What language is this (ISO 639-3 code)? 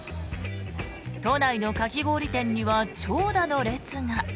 jpn